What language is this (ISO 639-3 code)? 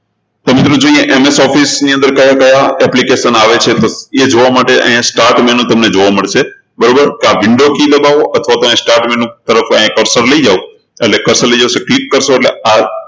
guj